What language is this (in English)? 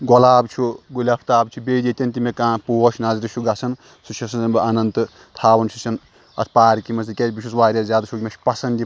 Kashmiri